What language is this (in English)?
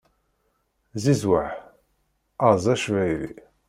Kabyle